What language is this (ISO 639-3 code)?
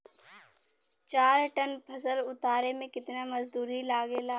bho